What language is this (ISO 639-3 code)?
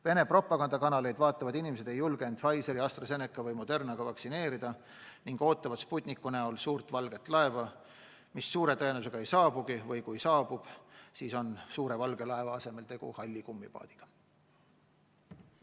est